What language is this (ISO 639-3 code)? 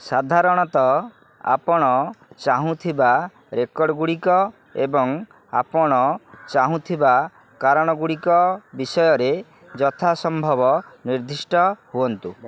ori